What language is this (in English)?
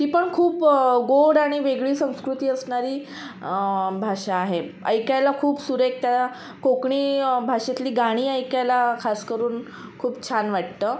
Marathi